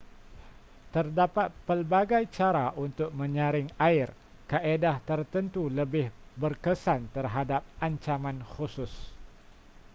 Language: Malay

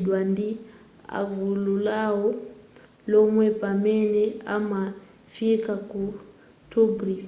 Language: Nyanja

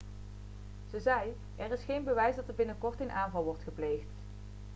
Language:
Dutch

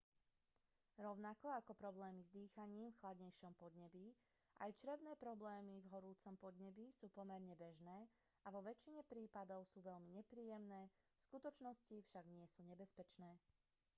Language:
Slovak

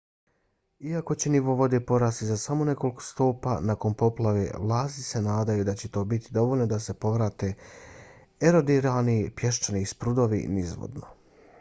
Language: Bosnian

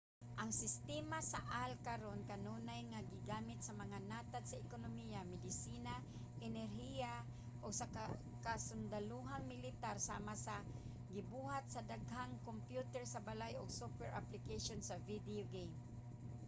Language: Cebuano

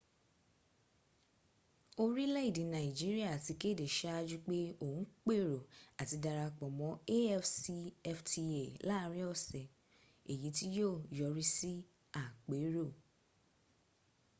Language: Yoruba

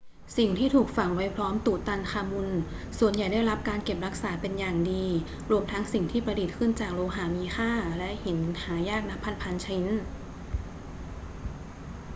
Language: Thai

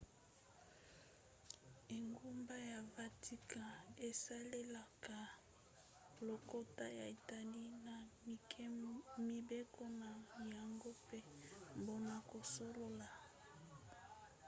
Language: Lingala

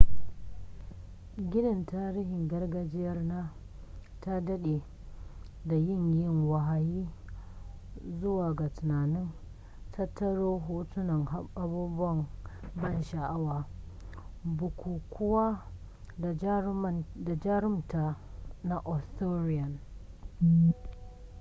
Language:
Hausa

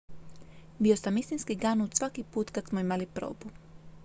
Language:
Croatian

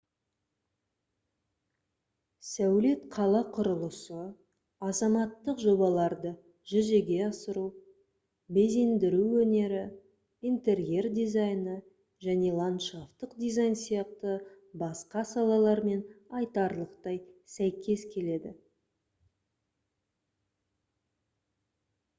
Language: Kazakh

